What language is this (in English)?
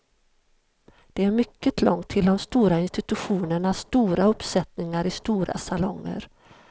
Swedish